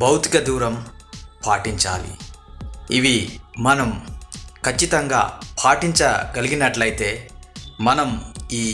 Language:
Telugu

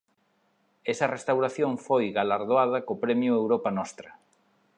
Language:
Galician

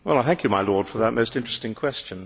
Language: English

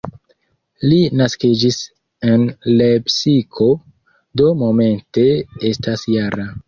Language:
Esperanto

